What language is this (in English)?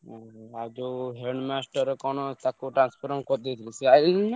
Odia